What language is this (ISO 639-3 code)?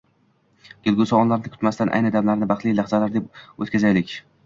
uzb